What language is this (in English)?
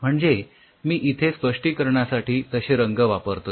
Marathi